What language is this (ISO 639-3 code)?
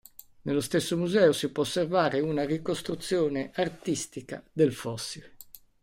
ita